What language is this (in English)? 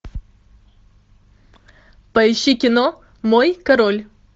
Russian